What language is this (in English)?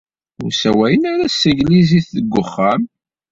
Kabyle